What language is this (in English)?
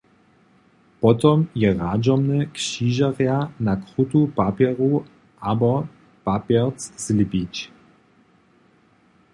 Upper Sorbian